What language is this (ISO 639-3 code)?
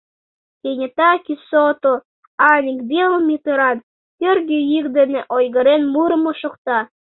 chm